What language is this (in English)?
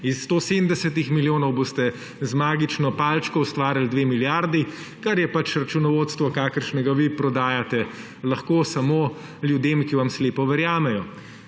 Slovenian